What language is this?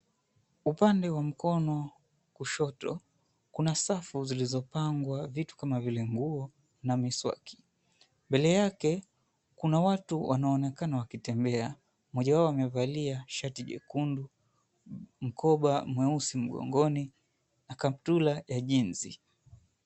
Swahili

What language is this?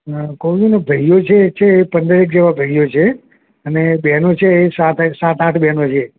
Gujarati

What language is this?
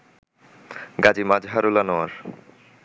Bangla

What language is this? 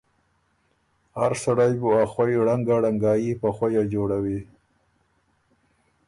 Ormuri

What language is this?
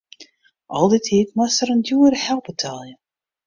Western Frisian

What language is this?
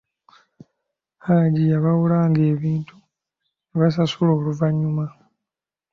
Ganda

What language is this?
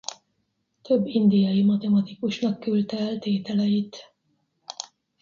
Hungarian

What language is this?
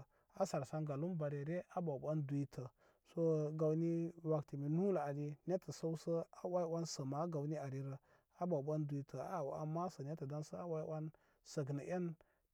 Koma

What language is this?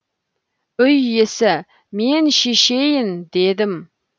Kazakh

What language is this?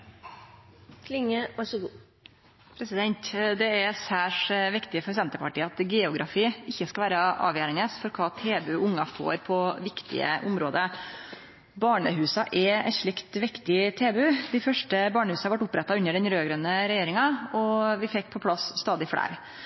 Norwegian Nynorsk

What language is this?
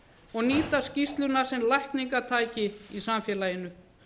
Icelandic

